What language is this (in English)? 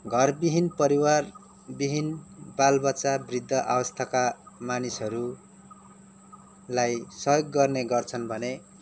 Nepali